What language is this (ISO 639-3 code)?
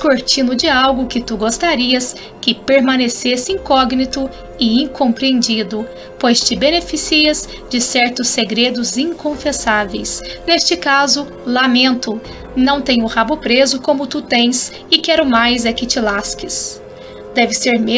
por